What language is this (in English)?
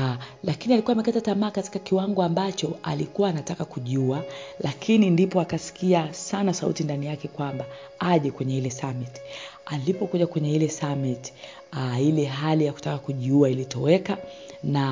Swahili